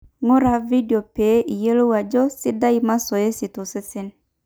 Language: Masai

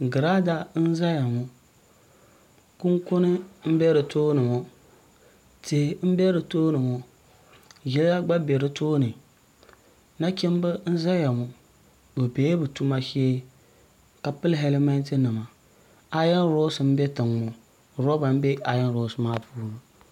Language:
Dagbani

